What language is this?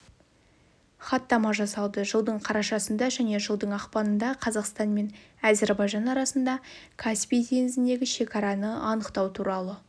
Kazakh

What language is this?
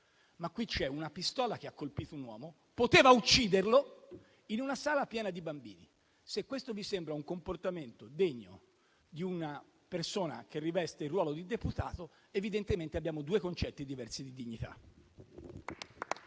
Italian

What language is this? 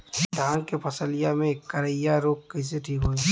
Bhojpuri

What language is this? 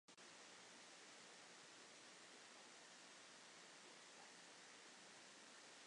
Latvian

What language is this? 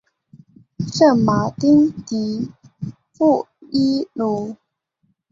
Chinese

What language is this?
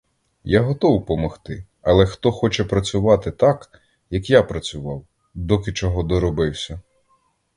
Ukrainian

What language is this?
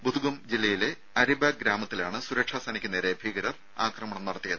Malayalam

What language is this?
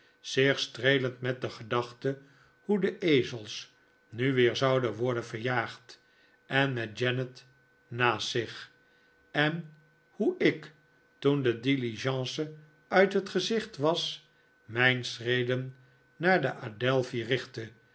Dutch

